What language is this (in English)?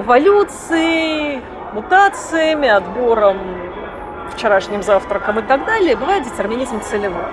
Russian